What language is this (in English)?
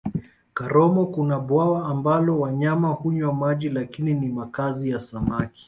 Swahili